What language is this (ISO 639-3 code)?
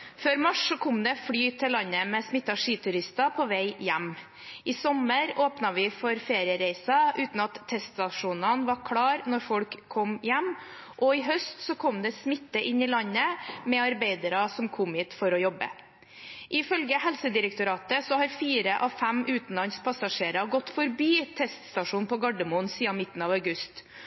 nob